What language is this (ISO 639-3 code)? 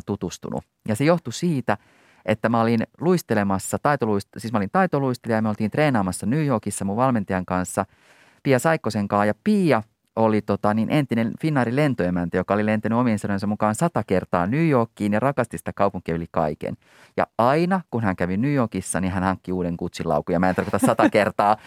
fin